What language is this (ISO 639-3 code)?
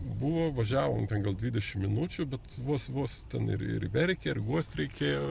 lit